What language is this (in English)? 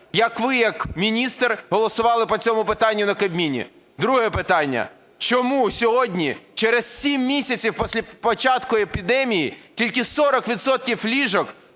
Ukrainian